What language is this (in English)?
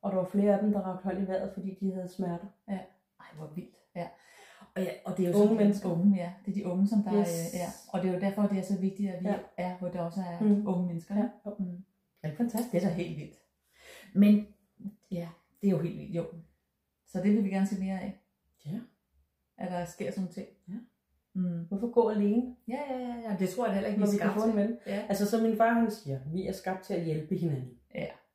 Danish